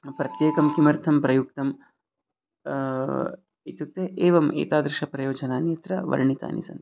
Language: Sanskrit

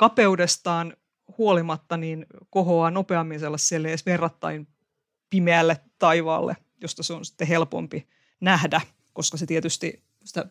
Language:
Finnish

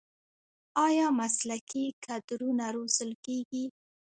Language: Pashto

